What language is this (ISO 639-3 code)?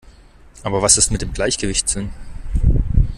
deu